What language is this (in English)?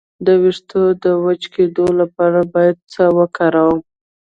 Pashto